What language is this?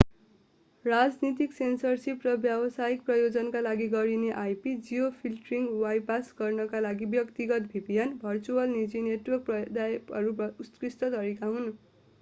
Nepali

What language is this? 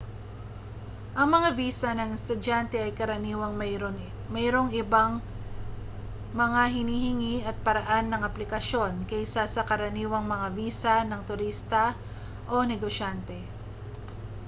Filipino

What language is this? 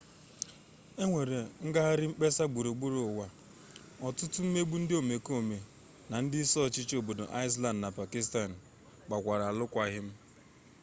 Igbo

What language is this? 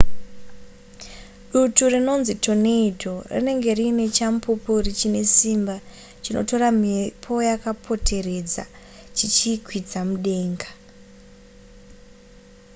Shona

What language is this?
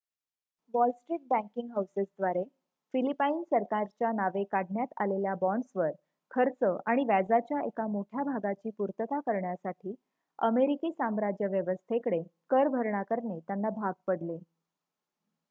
Marathi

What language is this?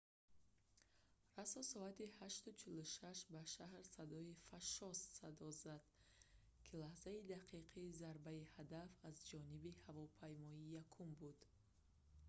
Tajik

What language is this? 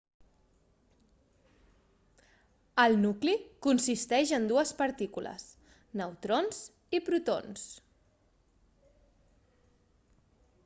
Catalan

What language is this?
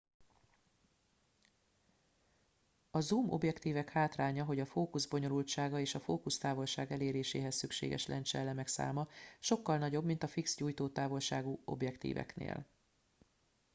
Hungarian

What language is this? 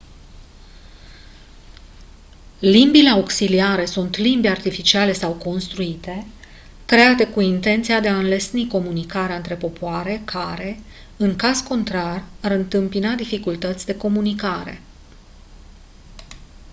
Romanian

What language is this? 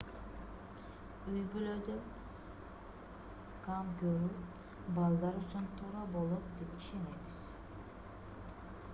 Kyrgyz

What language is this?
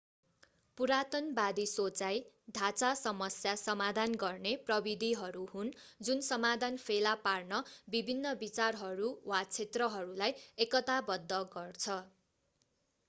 Nepali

